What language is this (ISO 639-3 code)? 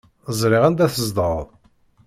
kab